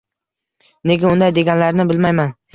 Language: Uzbek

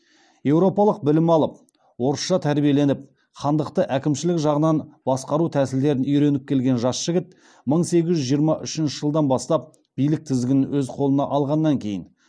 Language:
Kazakh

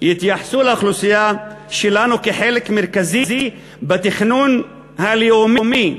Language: Hebrew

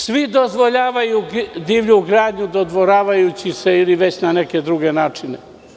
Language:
Serbian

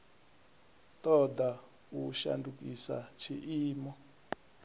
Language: Venda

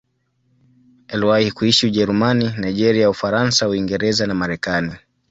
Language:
Swahili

